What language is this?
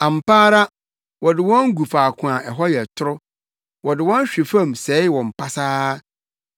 Akan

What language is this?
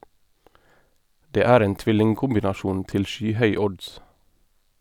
Norwegian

